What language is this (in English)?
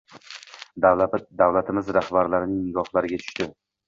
Uzbek